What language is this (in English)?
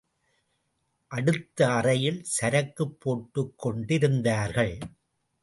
Tamil